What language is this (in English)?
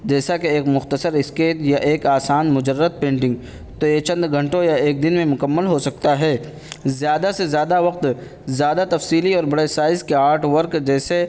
Urdu